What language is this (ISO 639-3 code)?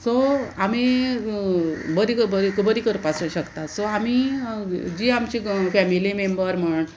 kok